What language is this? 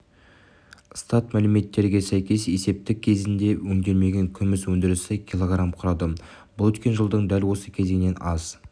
Kazakh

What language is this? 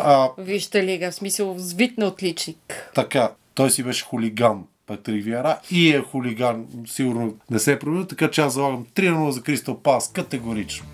Bulgarian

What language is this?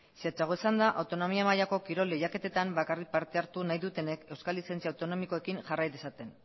Basque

